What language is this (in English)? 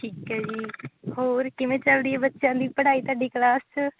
Punjabi